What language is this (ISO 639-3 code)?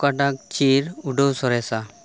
sat